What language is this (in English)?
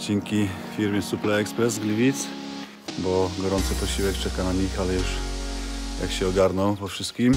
Polish